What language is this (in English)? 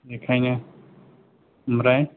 Bodo